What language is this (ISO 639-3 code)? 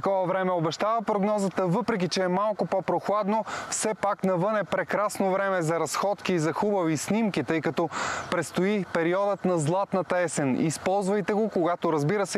bul